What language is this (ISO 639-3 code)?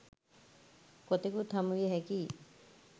sin